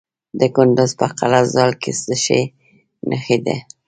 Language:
Pashto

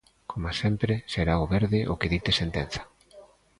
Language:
Galician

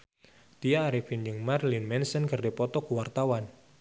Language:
Sundanese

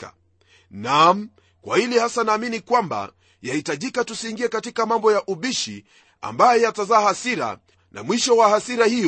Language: Swahili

